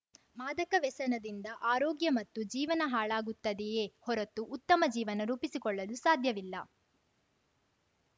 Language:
Kannada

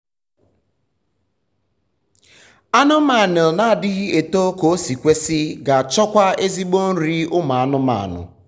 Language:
Igbo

